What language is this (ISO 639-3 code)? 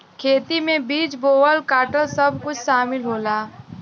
bho